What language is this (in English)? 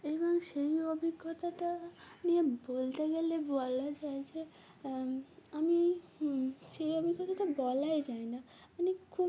Bangla